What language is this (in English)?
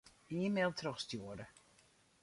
Western Frisian